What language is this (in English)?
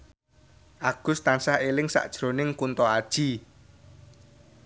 Javanese